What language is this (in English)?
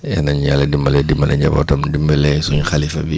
Wolof